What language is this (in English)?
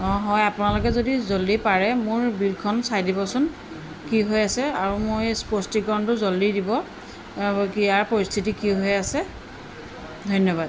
Assamese